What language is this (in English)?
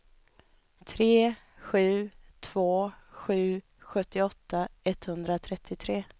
Swedish